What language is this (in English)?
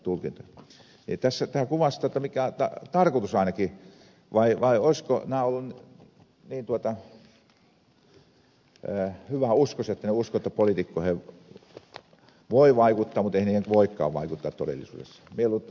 Finnish